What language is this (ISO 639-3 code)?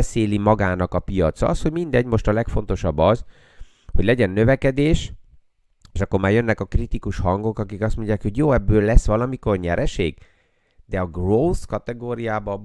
hun